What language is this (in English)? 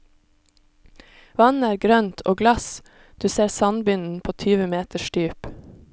Norwegian